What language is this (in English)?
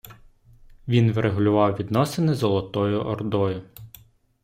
Ukrainian